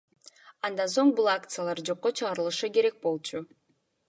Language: Kyrgyz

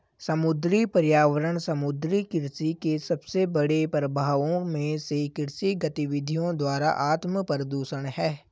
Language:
Hindi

